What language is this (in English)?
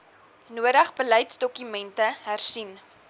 Afrikaans